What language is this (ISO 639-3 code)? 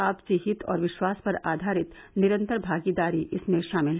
hin